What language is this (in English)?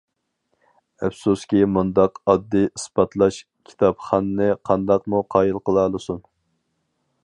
Uyghur